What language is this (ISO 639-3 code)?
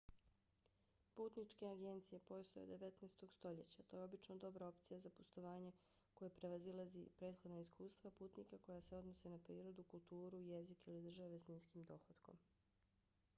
bos